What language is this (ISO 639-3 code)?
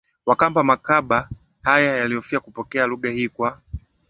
swa